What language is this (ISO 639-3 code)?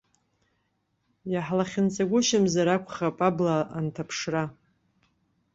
abk